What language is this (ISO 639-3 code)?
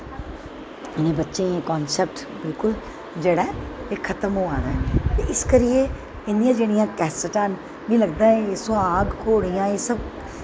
doi